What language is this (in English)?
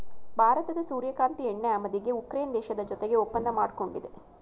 Kannada